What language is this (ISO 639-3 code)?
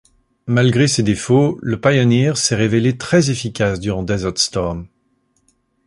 fra